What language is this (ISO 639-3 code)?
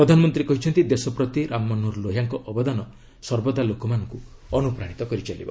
ori